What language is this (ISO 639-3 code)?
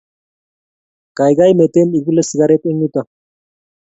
kln